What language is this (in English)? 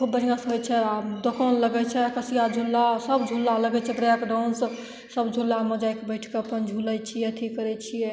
Maithili